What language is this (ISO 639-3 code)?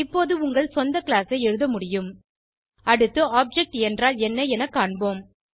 tam